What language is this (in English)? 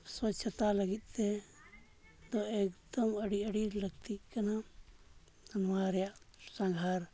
Santali